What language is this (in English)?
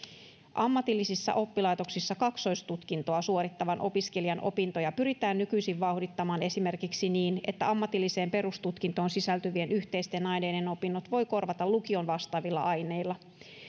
Finnish